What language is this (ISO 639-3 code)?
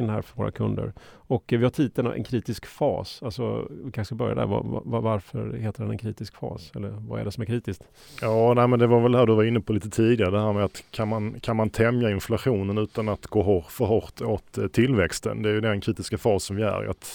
swe